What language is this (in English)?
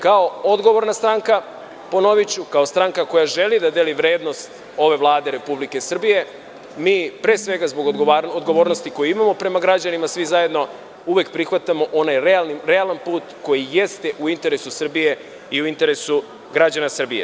Serbian